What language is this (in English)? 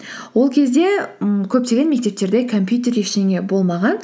Kazakh